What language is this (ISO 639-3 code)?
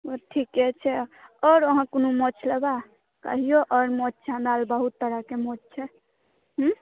mai